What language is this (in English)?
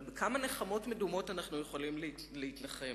Hebrew